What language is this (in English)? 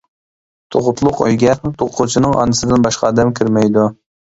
Uyghur